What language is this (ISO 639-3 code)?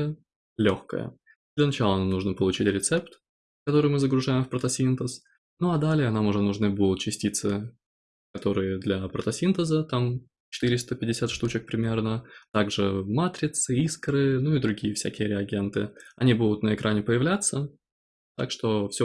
rus